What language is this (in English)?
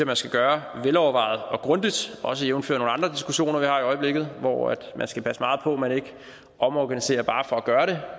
Danish